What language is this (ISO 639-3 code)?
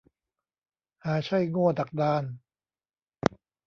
tha